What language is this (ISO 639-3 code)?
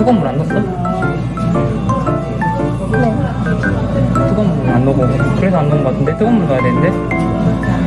kor